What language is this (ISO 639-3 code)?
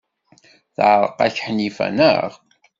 kab